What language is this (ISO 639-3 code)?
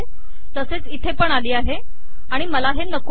mar